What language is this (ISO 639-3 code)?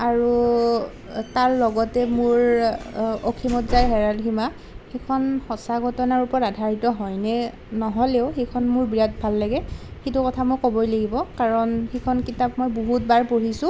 asm